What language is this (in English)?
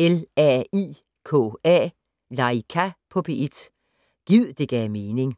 Danish